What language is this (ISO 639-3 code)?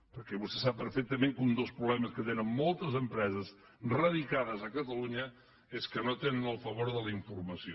cat